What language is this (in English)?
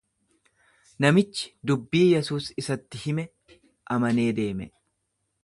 Oromo